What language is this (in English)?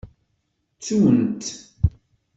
Kabyle